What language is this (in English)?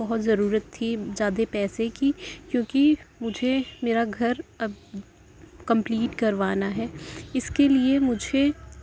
Urdu